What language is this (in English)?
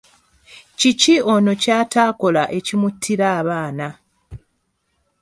Ganda